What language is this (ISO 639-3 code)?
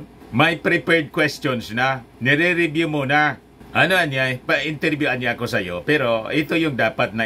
fil